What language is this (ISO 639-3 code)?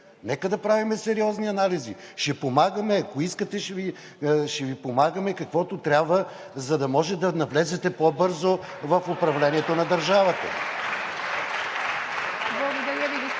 bul